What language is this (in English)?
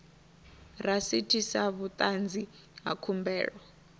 Venda